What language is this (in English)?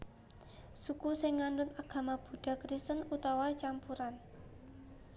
Javanese